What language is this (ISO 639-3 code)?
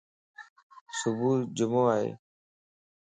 lss